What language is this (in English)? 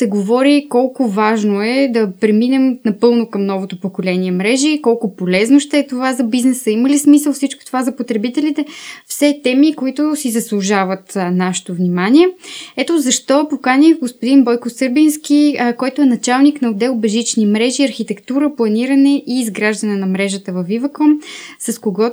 Bulgarian